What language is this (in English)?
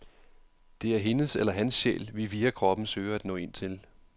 Danish